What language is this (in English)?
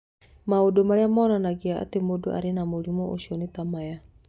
Kikuyu